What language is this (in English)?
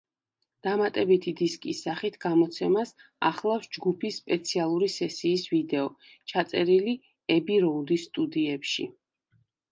Georgian